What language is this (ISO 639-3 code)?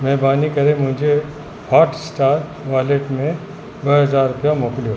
snd